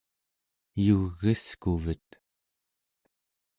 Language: Central Yupik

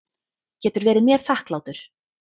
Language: Icelandic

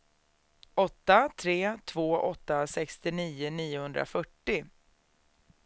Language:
Swedish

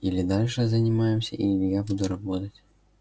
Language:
Russian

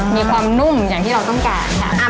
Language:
Thai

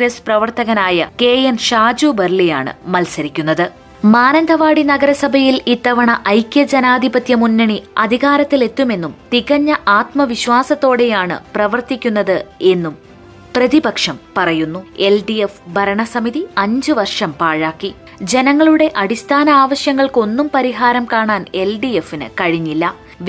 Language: Malayalam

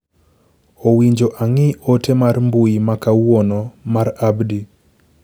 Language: Luo (Kenya and Tanzania)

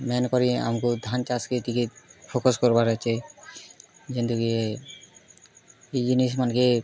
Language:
Odia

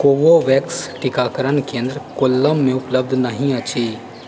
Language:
Maithili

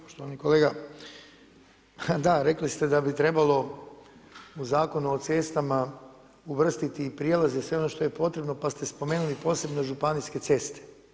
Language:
Croatian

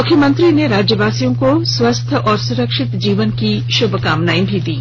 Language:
Hindi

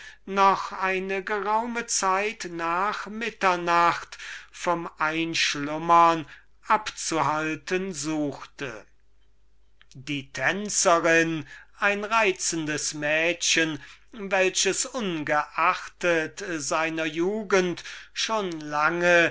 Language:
German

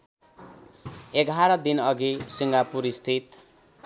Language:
Nepali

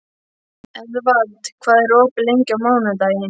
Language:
Icelandic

